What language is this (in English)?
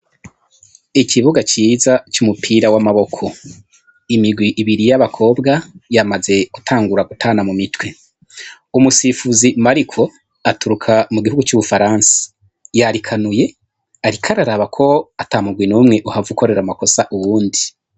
Rundi